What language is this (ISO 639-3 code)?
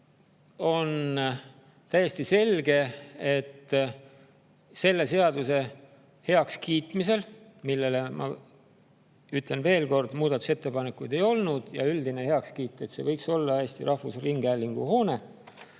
est